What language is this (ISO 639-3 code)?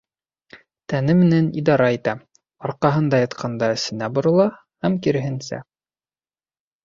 bak